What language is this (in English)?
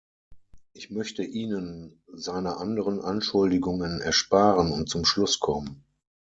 German